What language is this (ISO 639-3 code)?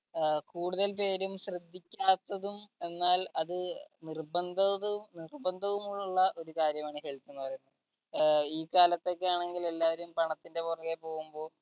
mal